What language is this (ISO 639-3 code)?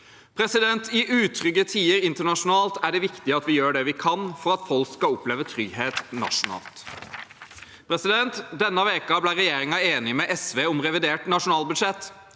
nor